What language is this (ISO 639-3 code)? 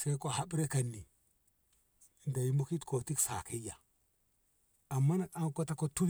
nbh